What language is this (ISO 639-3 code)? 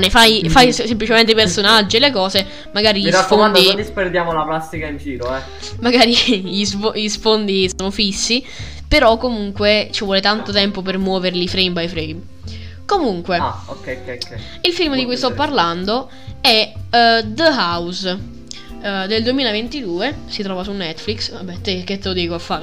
ita